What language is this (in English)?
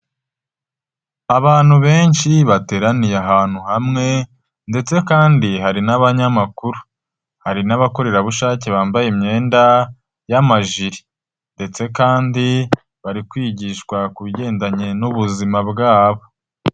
Kinyarwanda